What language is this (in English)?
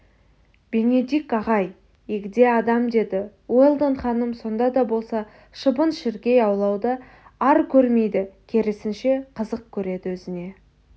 Kazakh